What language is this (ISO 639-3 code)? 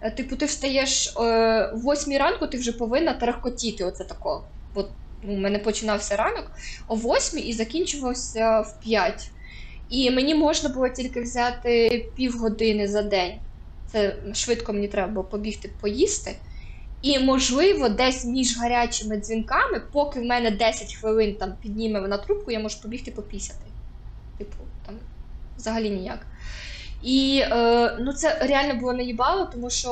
ukr